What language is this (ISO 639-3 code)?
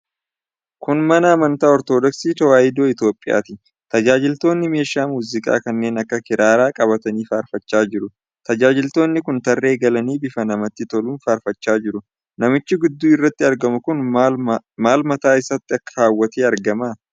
orm